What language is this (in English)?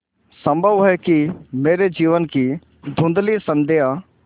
Hindi